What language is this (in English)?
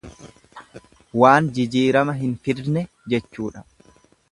Oromo